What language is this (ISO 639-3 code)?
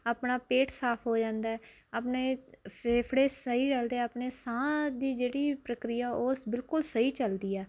pan